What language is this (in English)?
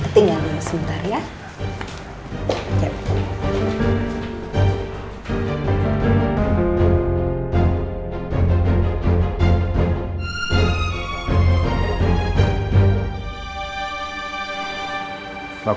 Indonesian